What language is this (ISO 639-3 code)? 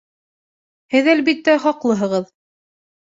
bak